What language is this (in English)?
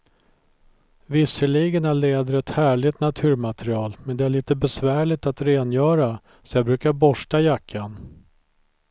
Swedish